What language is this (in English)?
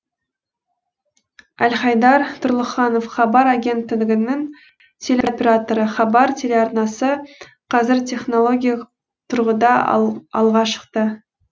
Kazakh